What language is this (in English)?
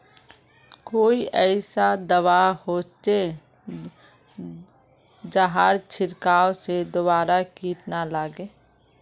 Magahi